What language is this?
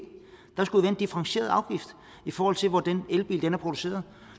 Danish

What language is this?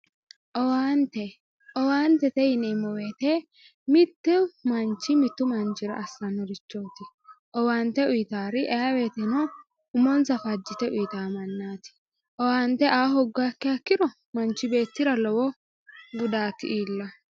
Sidamo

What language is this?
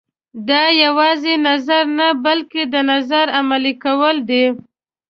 Pashto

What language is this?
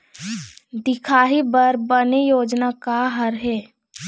Chhattisgarhi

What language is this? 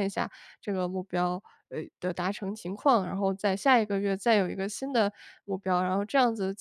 Chinese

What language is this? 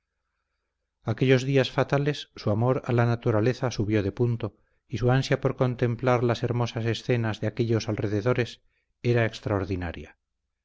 Spanish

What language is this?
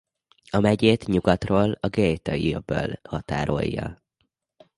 Hungarian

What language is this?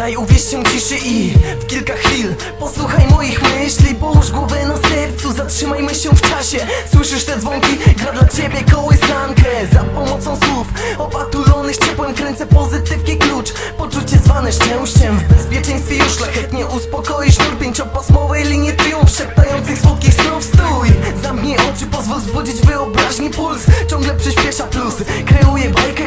Polish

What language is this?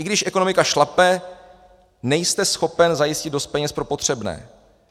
Czech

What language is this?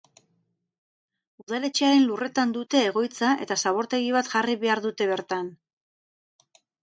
Basque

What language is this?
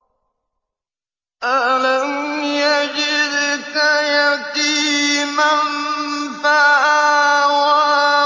Arabic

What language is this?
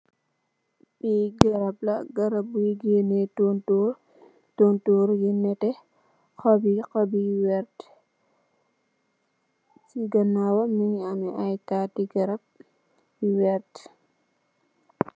Wolof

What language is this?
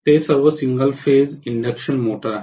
Marathi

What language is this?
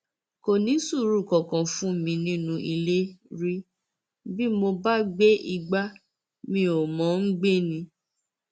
Yoruba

